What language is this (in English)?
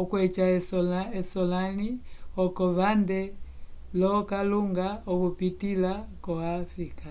Umbundu